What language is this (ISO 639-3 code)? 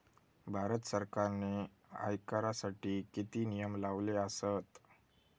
mar